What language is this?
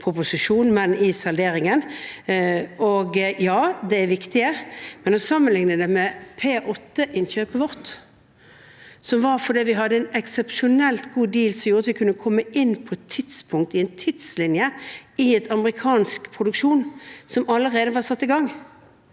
Norwegian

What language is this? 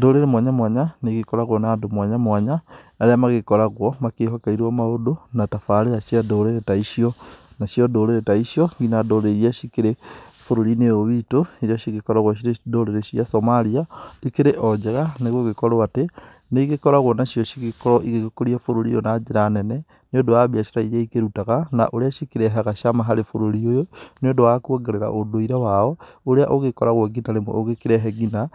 Kikuyu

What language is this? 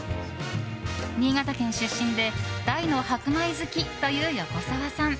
Japanese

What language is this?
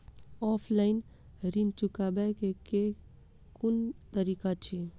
Maithili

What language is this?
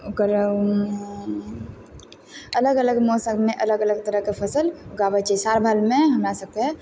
Maithili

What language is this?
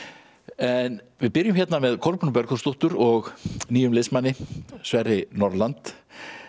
Icelandic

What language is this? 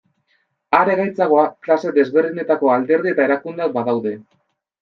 Basque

